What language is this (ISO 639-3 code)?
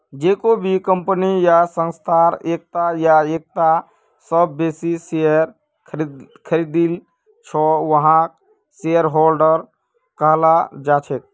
mag